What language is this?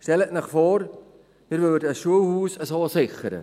Swiss German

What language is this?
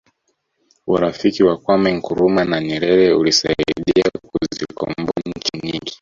Swahili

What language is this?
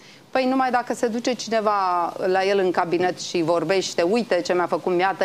Romanian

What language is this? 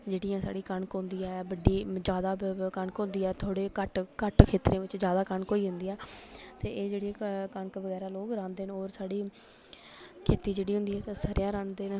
Dogri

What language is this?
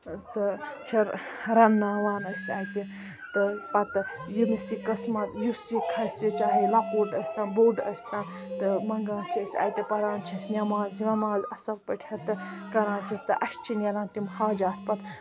Kashmiri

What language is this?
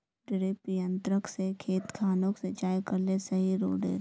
Magahi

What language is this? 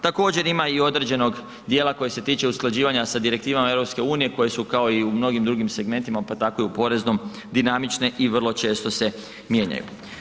Croatian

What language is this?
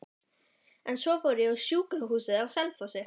Icelandic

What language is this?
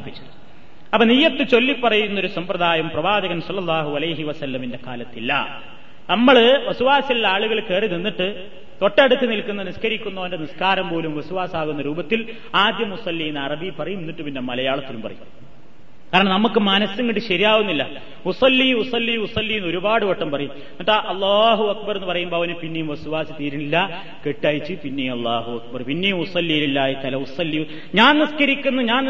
Malayalam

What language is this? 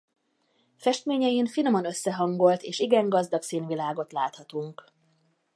Hungarian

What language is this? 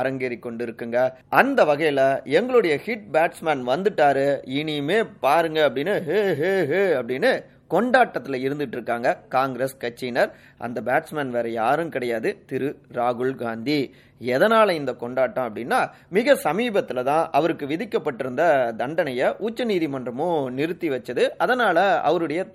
Tamil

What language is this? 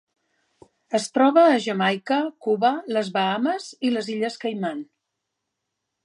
Catalan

